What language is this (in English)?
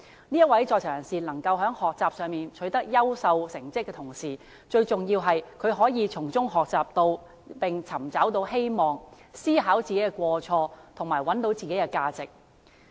Cantonese